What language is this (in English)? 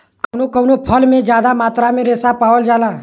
Bhojpuri